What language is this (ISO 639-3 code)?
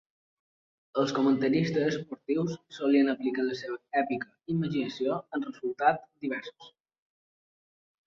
cat